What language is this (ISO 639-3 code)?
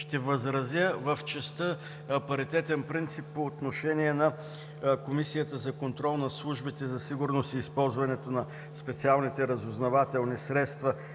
bul